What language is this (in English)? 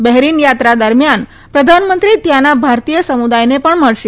Gujarati